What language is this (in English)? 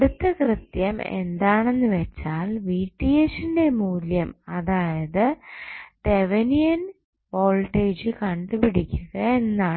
Malayalam